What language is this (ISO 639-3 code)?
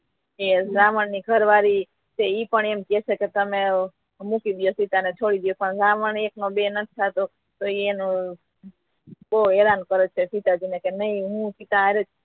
guj